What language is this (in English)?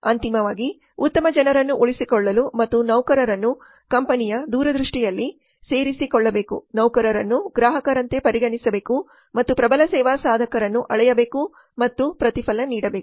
Kannada